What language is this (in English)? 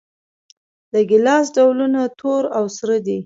Pashto